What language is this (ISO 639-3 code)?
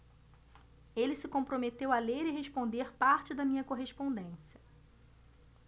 por